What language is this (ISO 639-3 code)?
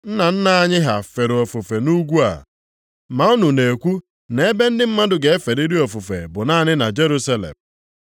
ibo